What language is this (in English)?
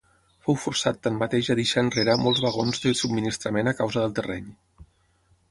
Catalan